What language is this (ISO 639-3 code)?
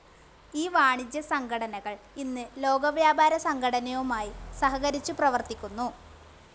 mal